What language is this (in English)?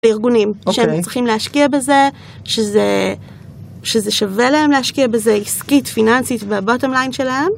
Hebrew